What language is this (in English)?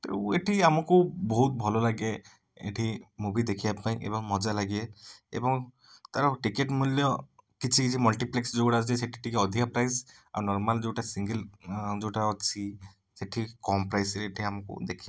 Odia